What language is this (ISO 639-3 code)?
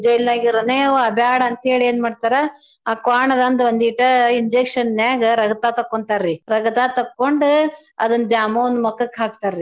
kan